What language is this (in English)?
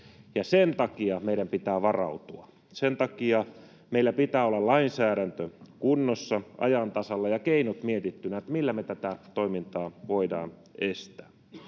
Finnish